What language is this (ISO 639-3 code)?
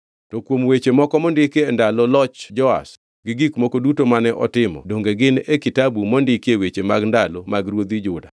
luo